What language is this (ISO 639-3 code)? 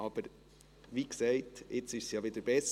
gsw